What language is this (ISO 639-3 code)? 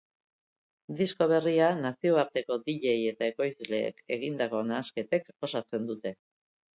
eus